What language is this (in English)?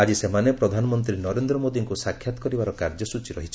Odia